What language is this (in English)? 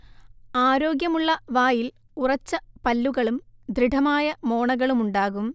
Malayalam